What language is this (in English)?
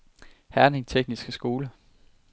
Danish